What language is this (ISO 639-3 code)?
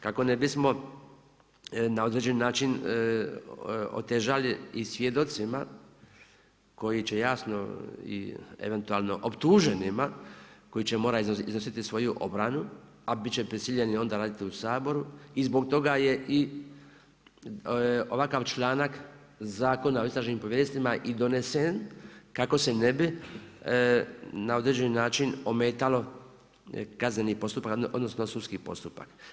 hrv